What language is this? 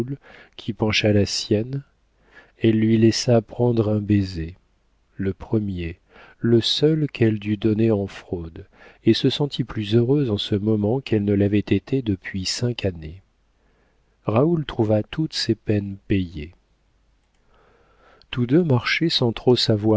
French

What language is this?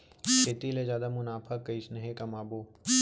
Chhattisgarhi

